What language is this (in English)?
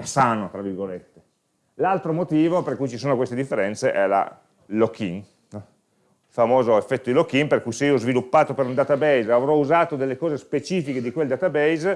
Italian